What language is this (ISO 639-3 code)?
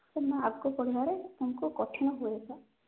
ori